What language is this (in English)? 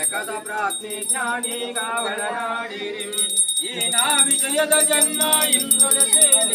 Arabic